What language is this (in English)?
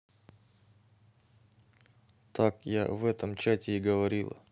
Russian